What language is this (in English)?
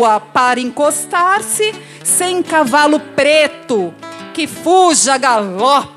Portuguese